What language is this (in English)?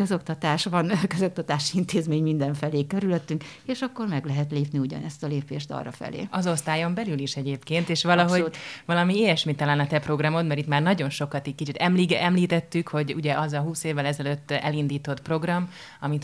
Hungarian